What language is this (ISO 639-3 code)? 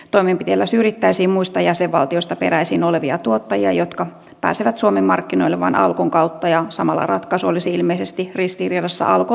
fin